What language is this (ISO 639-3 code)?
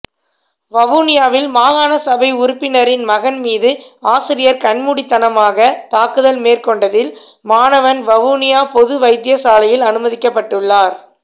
tam